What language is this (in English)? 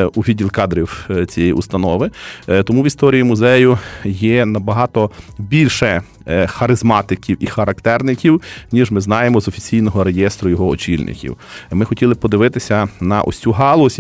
Ukrainian